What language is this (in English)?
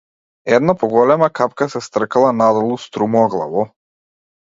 Macedonian